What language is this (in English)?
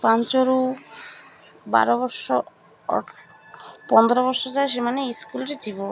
Odia